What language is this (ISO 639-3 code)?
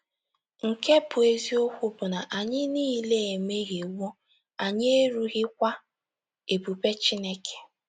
ibo